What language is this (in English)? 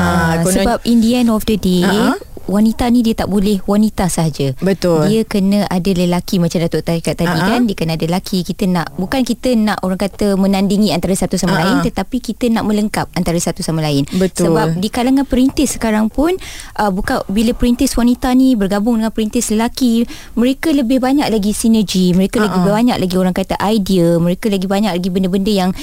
Malay